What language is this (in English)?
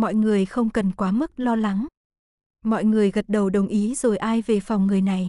Vietnamese